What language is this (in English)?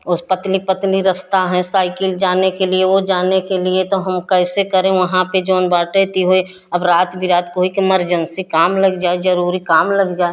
Hindi